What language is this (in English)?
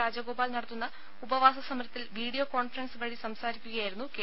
Malayalam